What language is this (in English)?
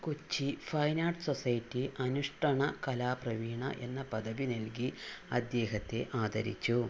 Malayalam